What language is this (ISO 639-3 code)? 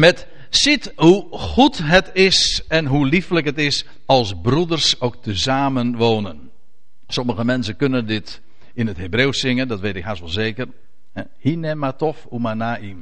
nld